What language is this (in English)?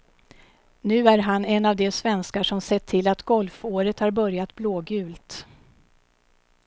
Swedish